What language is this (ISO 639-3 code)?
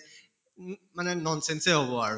asm